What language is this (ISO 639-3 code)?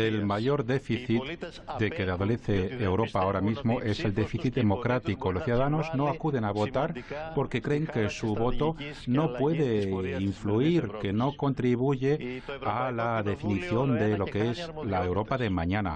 spa